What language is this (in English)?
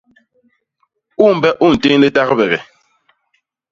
Basaa